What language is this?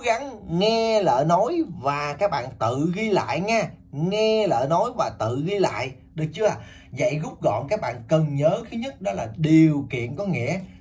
Vietnamese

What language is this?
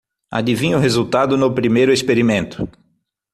Portuguese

